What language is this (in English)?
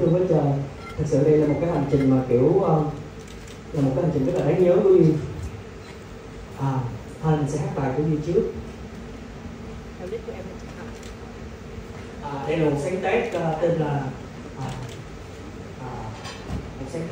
Vietnamese